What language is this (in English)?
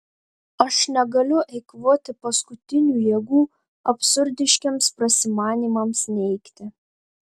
Lithuanian